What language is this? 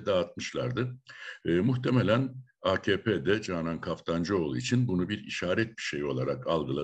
Turkish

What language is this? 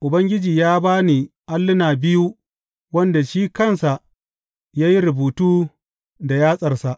Hausa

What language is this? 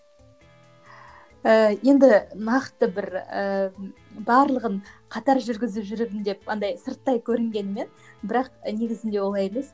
Kazakh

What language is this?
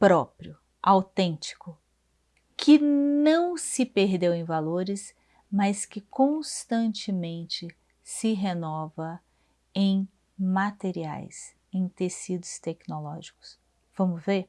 Portuguese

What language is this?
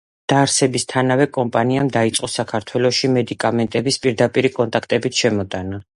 Georgian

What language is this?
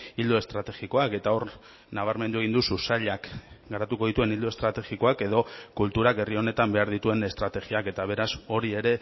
Basque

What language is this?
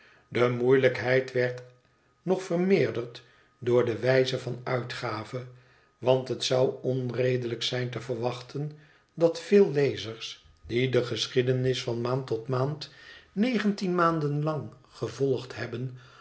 Dutch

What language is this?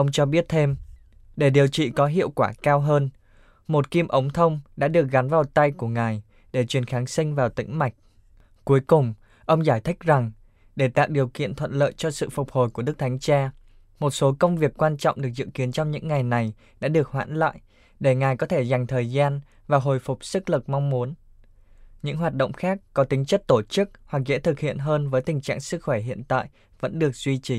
Vietnamese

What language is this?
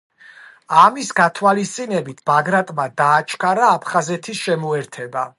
Georgian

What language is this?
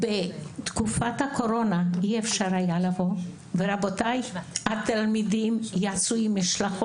Hebrew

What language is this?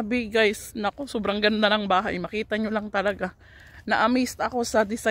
Filipino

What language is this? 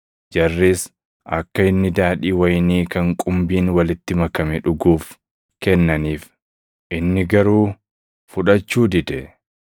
Oromo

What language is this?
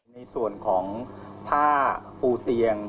Thai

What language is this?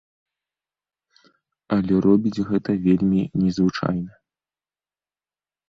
Belarusian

